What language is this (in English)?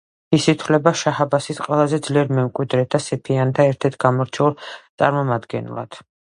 Georgian